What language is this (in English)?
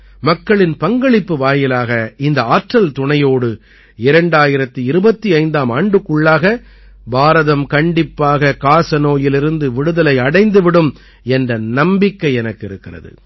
Tamil